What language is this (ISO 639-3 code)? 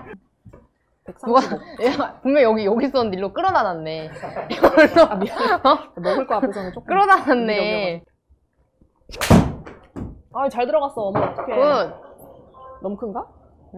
kor